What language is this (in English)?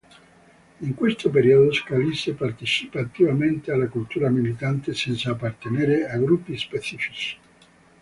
Italian